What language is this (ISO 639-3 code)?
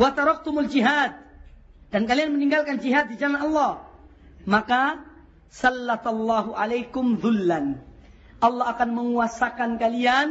ind